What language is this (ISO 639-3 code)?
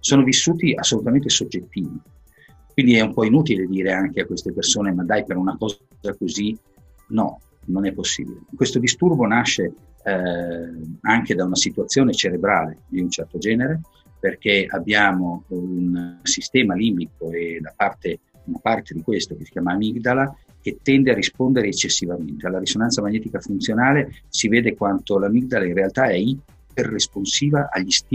ita